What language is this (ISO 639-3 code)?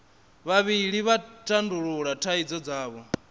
ven